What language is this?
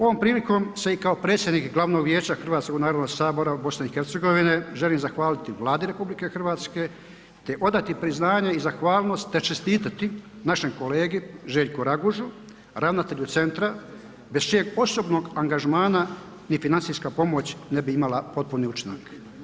Croatian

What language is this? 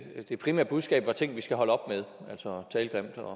Danish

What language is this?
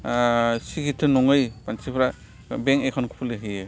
Bodo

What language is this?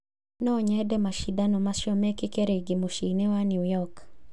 Kikuyu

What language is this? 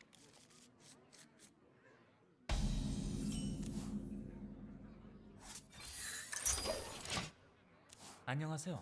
Korean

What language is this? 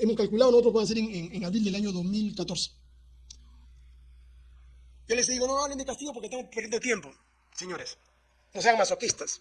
Spanish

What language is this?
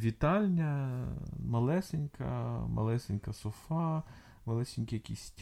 Ukrainian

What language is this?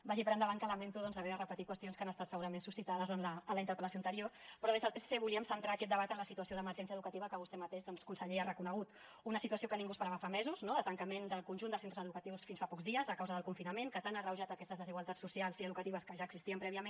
Catalan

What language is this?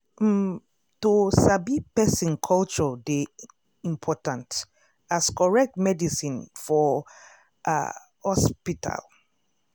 Nigerian Pidgin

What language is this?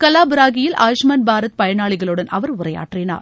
Tamil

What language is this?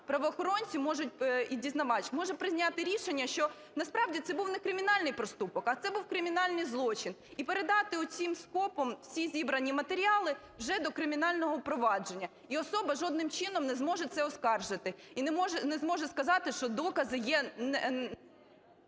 Ukrainian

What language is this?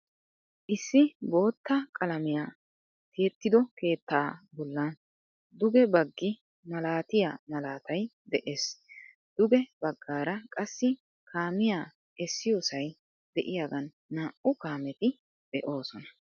Wolaytta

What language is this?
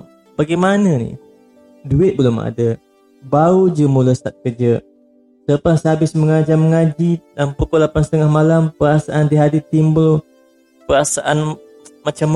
Malay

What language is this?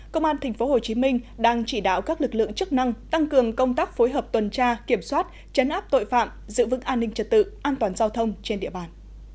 Vietnamese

